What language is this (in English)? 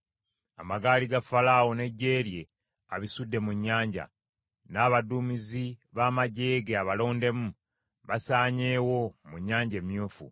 Ganda